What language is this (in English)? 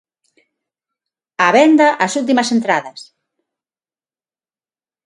Galician